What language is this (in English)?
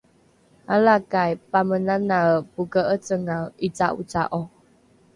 Rukai